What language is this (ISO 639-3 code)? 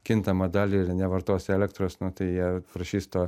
lit